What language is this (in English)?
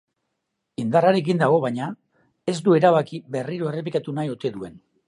Basque